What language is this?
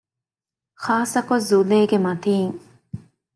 Divehi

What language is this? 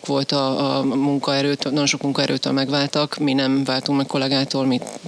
Hungarian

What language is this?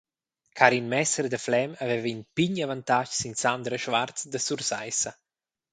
Romansh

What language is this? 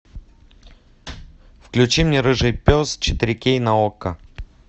Russian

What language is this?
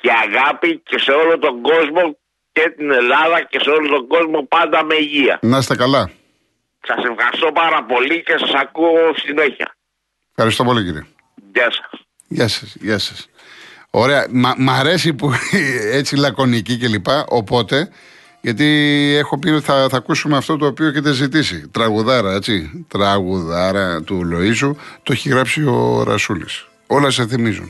Greek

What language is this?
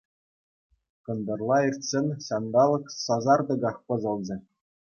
Chuvash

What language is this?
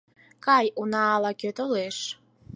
Mari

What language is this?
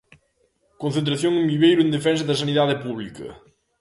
Galician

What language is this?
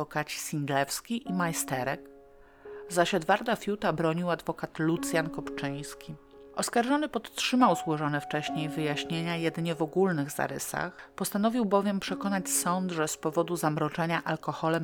Polish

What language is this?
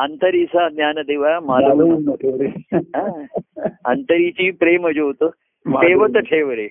Marathi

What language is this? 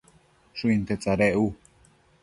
Matsés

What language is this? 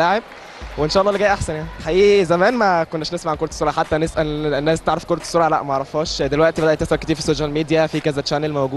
Arabic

